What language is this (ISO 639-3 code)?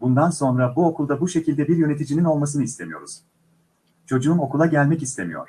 tur